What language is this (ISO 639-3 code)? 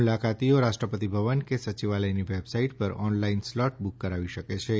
guj